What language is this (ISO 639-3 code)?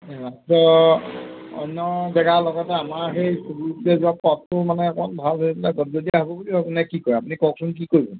asm